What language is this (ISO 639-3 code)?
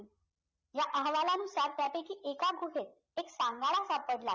mar